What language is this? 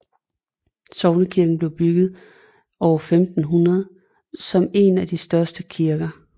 Danish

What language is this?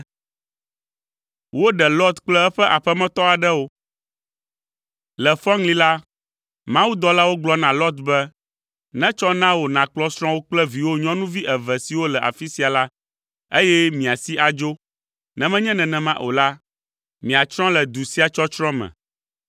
Ewe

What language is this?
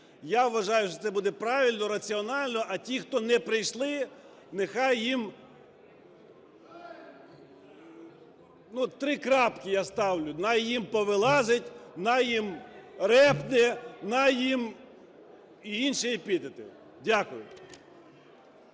Ukrainian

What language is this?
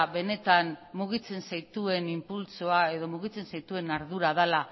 Basque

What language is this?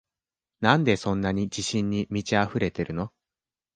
Japanese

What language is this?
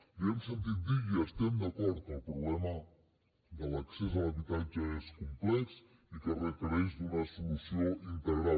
Catalan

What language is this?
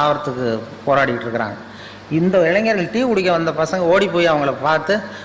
Tamil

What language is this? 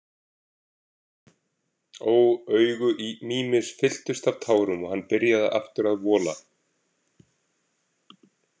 Icelandic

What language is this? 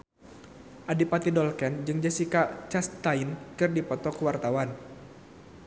Sundanese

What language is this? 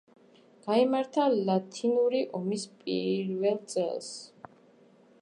Georgian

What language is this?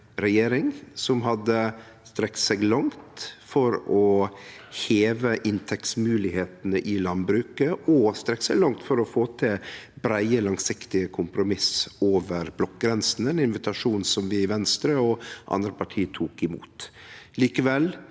Norwegian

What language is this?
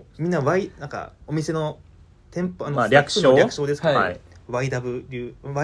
Japanese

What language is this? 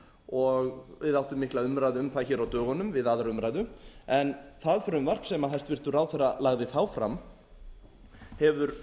Icelandic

